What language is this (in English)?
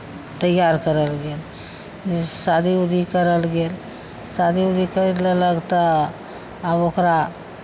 Maithili